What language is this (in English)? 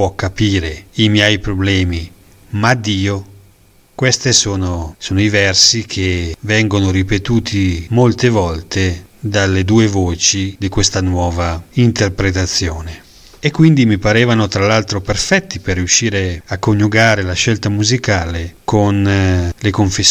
Italian